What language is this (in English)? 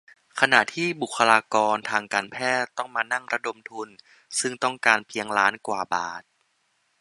Thai